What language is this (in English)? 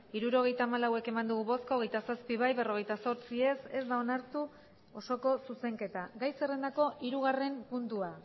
Basque